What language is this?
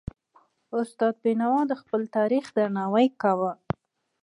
Pashto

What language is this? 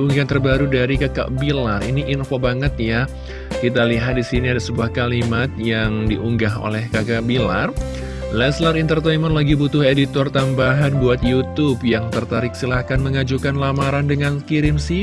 Indonesian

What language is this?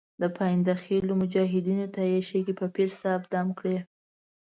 Pashto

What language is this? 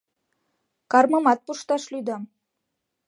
Mari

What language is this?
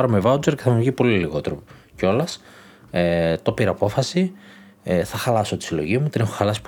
Greek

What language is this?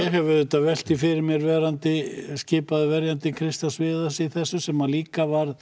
Icelandic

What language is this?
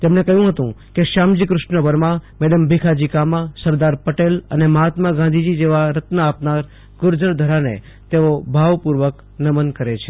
Gujarati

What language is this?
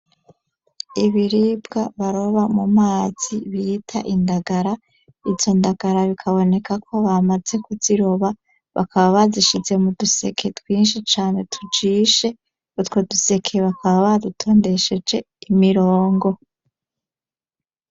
Rundi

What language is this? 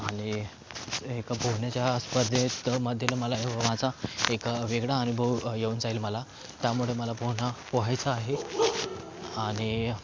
Marathi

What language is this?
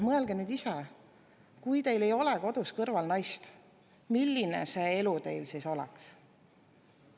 Estonian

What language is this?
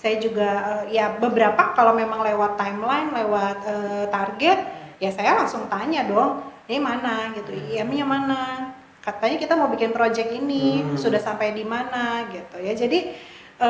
Indonesian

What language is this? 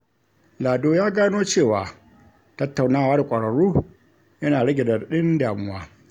Hausa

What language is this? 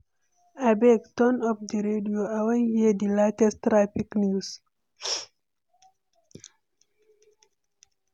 Nigerian Pidgin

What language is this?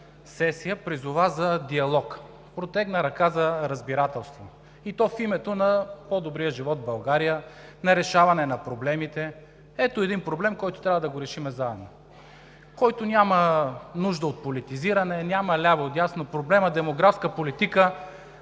Bulgarian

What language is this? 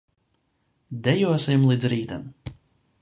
Latvian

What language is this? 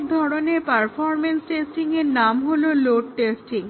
Bangla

